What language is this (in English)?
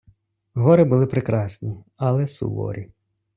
Ukrainian